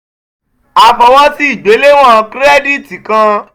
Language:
Yoruba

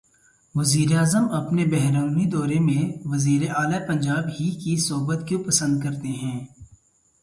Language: Urdu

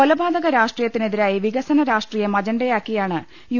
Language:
Malayalam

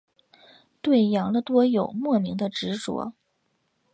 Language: Chinese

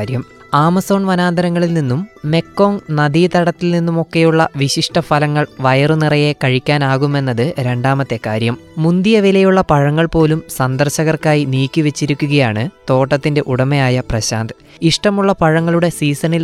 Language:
Malayalam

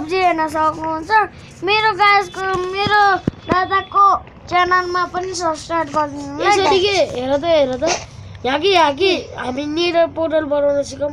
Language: Turkish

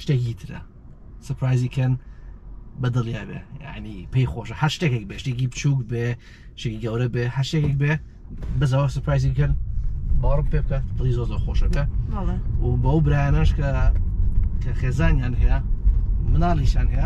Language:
Arabic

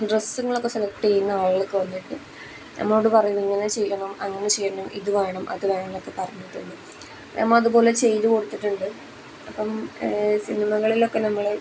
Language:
Malayalam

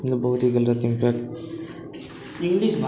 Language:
Maithili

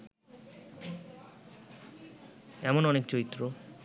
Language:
Bangla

